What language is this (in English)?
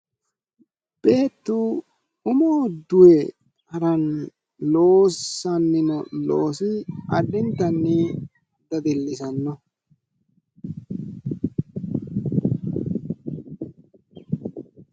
Sidamo